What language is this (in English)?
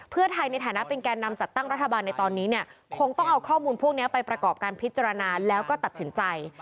Thai